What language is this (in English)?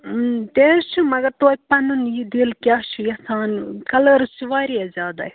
Kashmiri